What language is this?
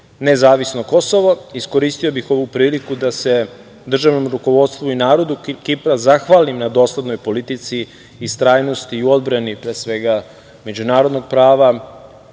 Serbian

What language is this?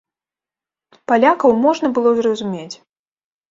Belarusian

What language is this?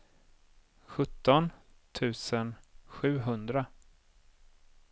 Swedish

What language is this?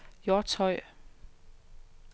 Danish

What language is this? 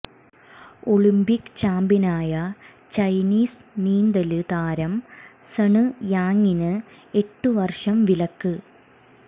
Malayalam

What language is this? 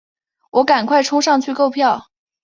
Chinese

